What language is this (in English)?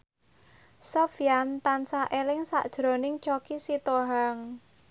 Javanese